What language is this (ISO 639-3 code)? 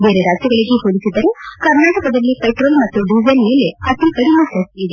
kan